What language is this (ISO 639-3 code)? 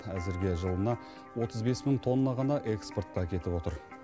kaz